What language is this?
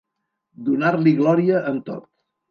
Catalan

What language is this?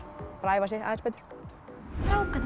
Icelandic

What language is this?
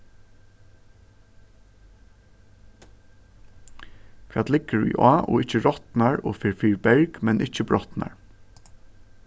Faroese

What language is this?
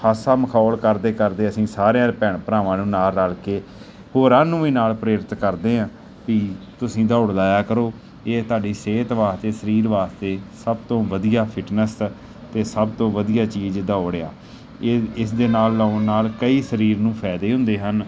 Punjabi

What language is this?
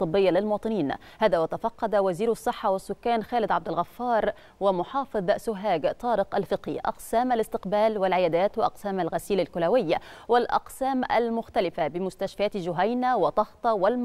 Arabic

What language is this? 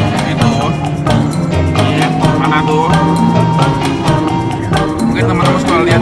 Indonesian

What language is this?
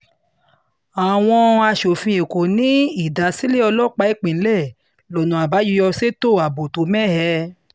Yoruba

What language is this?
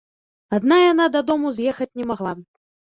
Belarusian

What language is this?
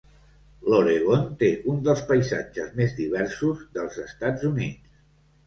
Catalan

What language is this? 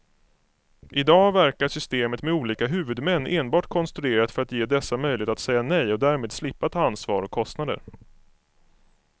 Swedish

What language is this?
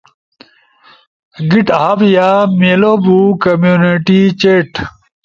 Ushojo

